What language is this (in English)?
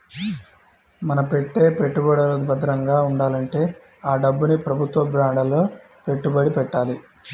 Telugu